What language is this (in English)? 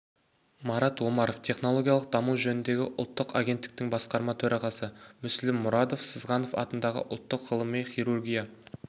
Kazakh